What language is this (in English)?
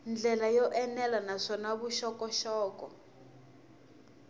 Tsonga